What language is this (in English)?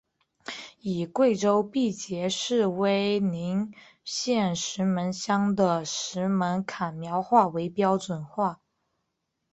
Chinese